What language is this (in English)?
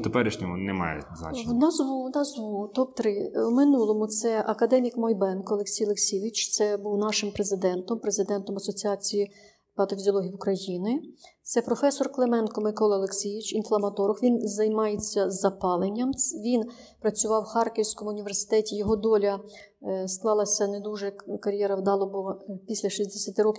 Ukrainian